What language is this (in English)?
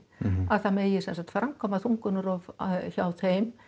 Icelandic